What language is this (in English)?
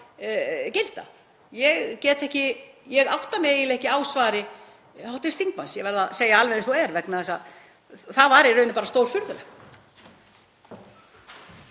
Icelandic